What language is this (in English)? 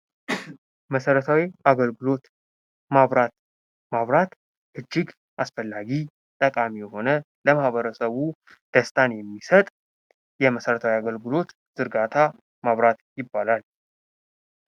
Amharic